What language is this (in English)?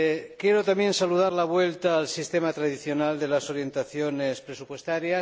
Spanish